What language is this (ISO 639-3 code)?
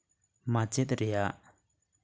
sat